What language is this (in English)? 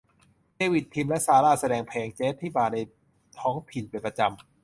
Thai